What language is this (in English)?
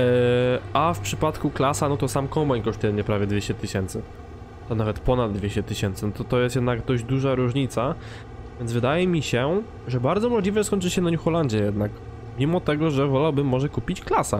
Polish